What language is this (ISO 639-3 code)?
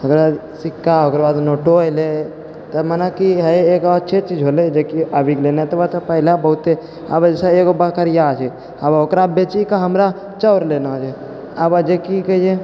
mai